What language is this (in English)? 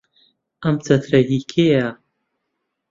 Central Kurdish